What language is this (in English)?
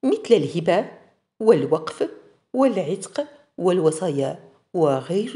Arabic